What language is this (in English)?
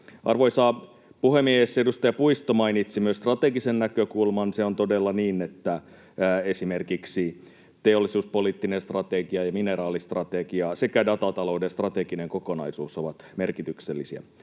Finnish